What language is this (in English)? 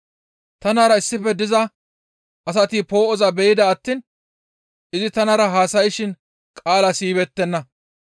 Gamo